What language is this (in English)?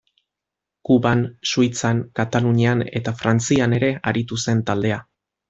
Basque